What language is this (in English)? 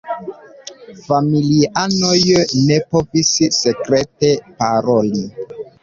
Esperanto